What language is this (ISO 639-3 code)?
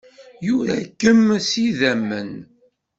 kab